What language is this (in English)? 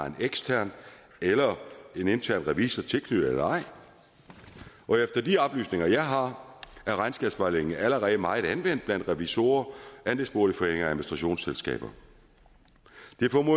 Danish